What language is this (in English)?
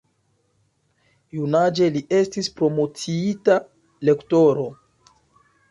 Esperanto